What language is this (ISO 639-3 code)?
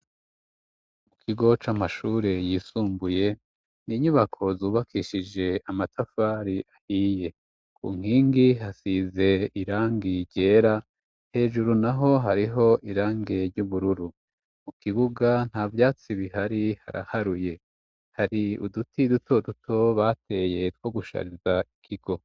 run